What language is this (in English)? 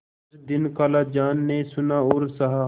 Hindi